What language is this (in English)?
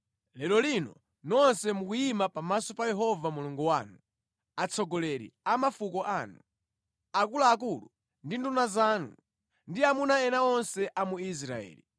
Nyanja